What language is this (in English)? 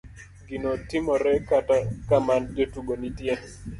Luo (Kenya and Tanzania)